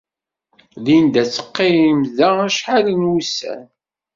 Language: Kabyle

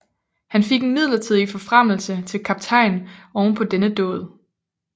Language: Danish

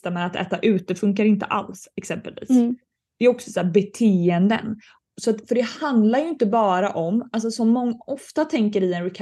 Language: Swedish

